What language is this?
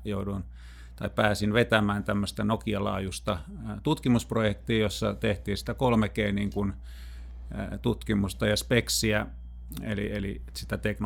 Finnish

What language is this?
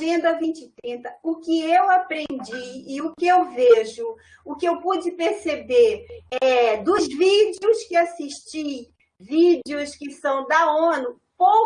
Portuguese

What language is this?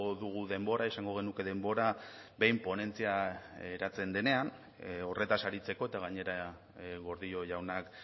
Basque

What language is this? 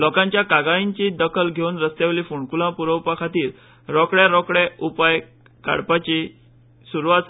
Konkani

